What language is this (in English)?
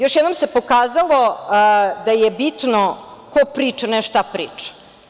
Serbian